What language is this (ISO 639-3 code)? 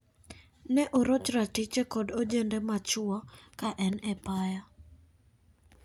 luo